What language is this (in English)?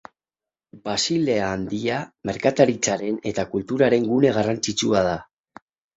Basque